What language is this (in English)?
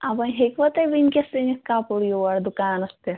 Kashmiri